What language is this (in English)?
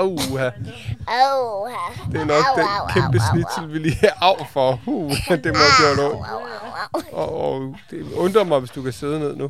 Danish